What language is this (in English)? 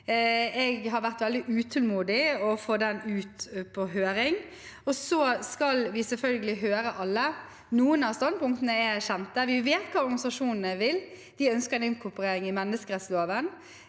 Norwegian